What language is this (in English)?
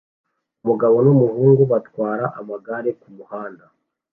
Kinyarwanda